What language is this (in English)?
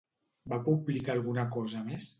Catalan